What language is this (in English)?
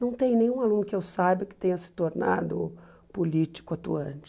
Portuguese